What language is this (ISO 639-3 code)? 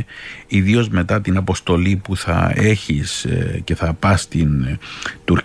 ell